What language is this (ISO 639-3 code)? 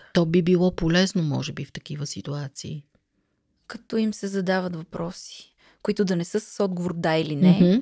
bul